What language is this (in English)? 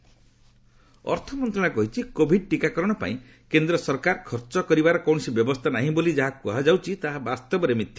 Odia